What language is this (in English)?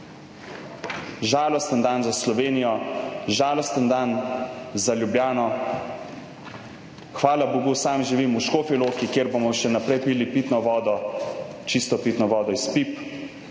Slovenian